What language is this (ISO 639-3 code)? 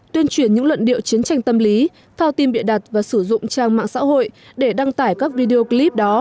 vie